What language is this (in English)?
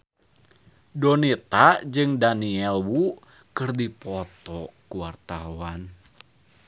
Sundanese